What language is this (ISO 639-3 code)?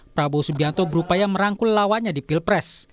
ind